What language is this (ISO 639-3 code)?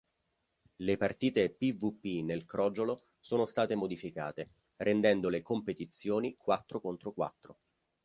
ita